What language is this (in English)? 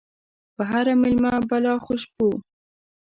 Pashto